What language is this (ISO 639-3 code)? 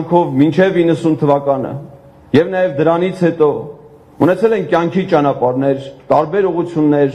tur